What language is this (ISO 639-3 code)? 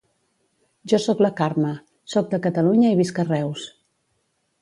cat